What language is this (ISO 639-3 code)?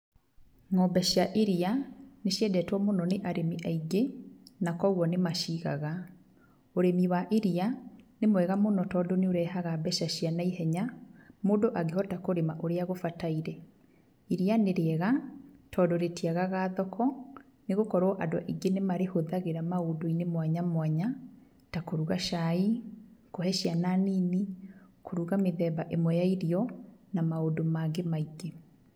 kik